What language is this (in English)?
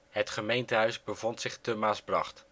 Dutch